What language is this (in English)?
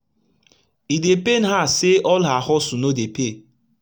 Nigerian Pidgin